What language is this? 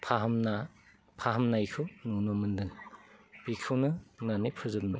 Bodo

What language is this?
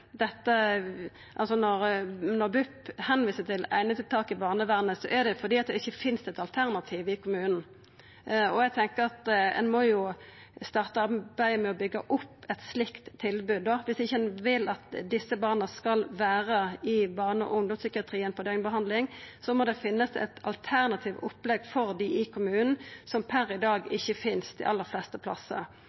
Norwegian Nynorsk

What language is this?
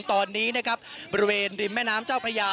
Thai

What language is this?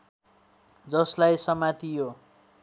Nepali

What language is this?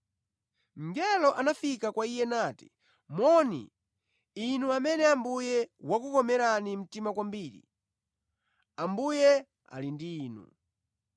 Nyanja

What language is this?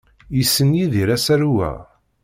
Kabyle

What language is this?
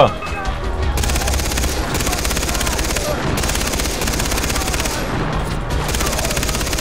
Korean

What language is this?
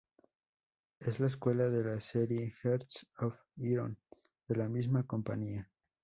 Spanish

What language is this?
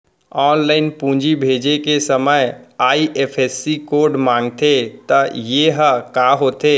Chhattisgarhi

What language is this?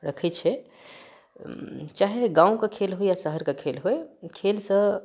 Maithili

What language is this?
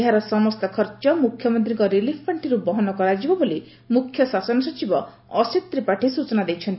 Odia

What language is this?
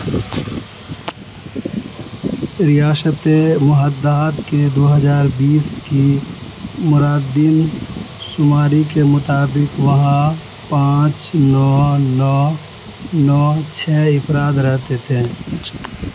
Urdu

